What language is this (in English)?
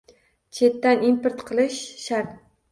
Uzbek